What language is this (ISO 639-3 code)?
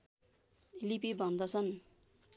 nep